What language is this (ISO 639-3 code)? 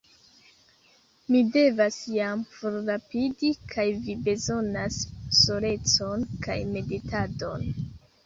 epo